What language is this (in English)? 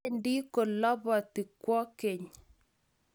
Kalenjin